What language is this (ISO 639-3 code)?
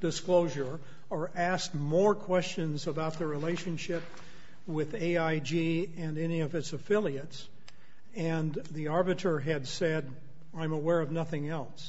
eng